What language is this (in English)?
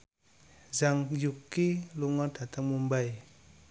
Javanese